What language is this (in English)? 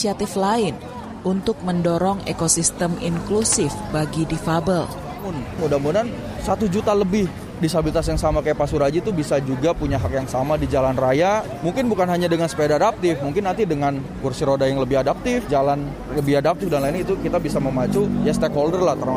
Indonesian